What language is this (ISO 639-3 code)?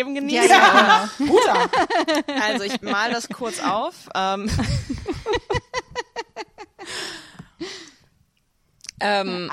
deu